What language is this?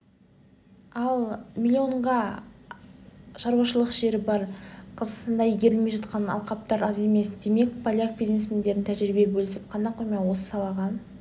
Kazakh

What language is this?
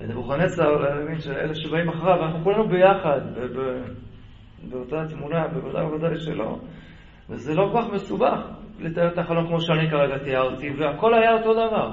Hebrew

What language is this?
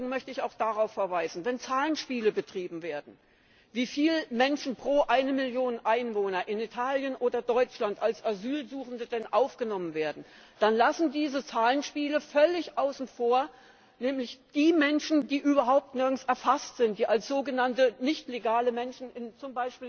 German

